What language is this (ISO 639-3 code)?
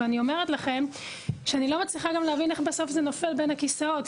heb